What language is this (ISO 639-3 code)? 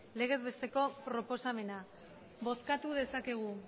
eus